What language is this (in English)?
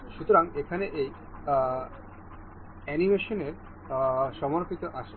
Bangla